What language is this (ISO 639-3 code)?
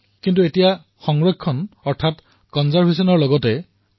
asm